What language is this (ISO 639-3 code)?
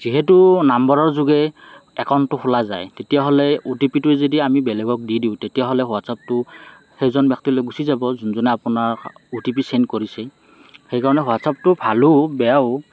asm